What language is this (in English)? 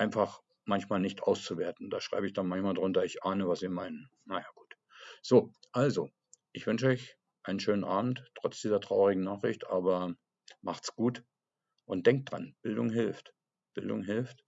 German